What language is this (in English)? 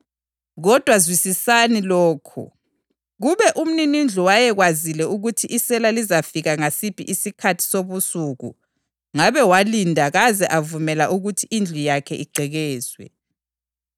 North Ndebele